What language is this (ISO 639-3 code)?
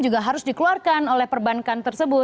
ind